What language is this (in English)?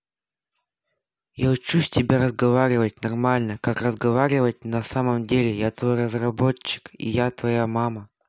Russian